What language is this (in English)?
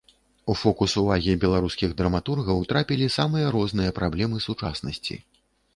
Belarusian